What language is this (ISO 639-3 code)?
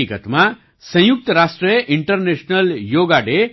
guj